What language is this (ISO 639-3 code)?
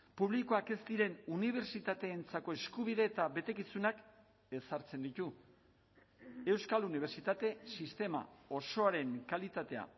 eus